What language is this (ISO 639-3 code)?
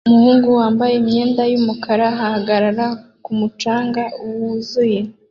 kin